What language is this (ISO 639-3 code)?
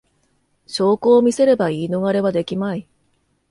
jpn